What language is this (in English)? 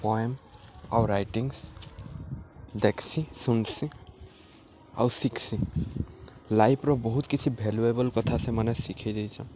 Odia